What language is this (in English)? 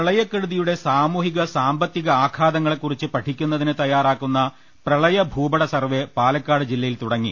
Malayalam